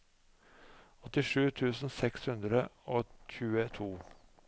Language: Norwegian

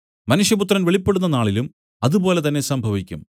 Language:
Malayalam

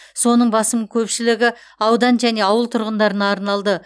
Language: Kazakh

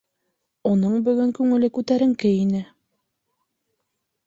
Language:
Bashkir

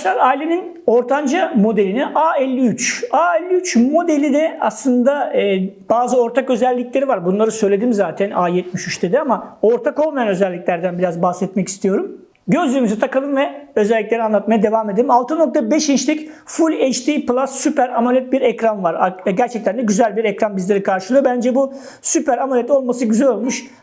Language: Turkish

